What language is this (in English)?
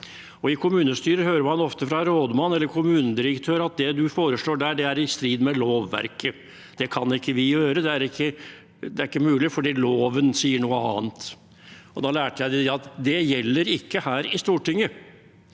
Norwegian